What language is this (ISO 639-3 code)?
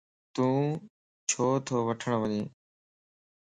lss